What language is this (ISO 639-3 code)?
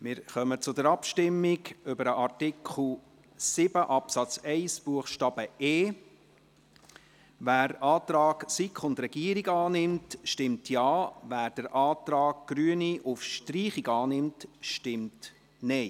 gsw